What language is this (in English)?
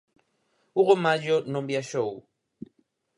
Galician